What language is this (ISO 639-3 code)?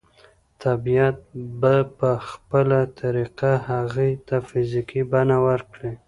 pus